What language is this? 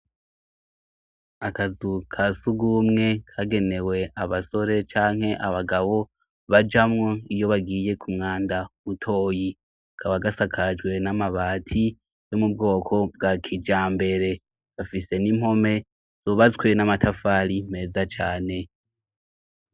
Rundi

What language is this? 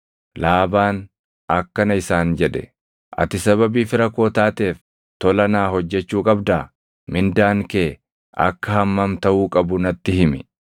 Oromo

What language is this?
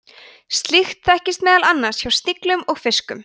Icelandic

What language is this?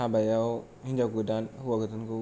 Bodo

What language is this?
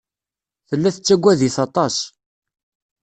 Kabyle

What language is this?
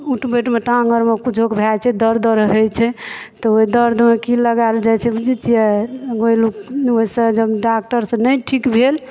Maithili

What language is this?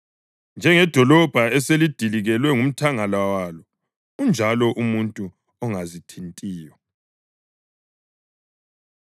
North Ndebele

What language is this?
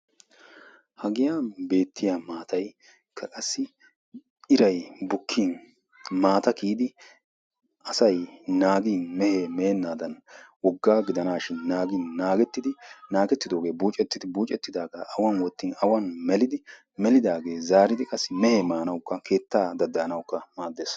Wolaytta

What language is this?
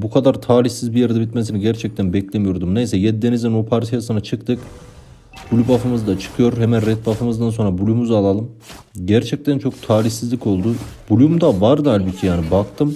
Turkish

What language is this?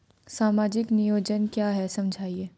Hindi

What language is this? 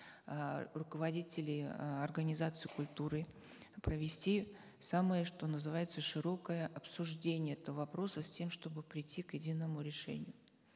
Kazakh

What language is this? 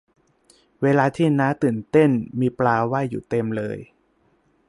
Thai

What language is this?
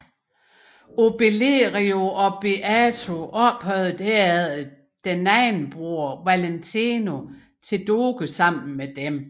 Danish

